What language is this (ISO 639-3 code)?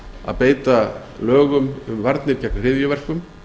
isl